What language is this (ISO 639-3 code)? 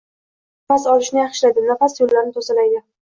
uzb